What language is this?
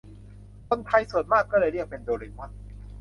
Thai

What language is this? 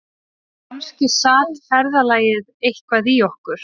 Icelandic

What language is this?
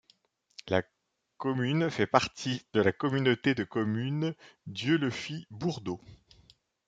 French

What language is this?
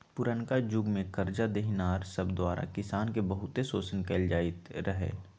Magahi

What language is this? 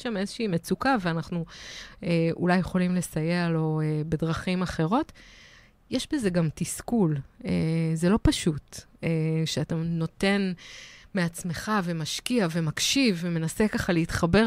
Hebrew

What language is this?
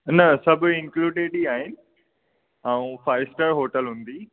Sindhi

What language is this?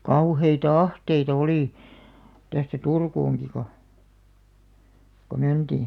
Finnish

